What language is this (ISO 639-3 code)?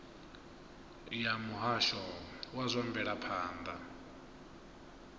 ven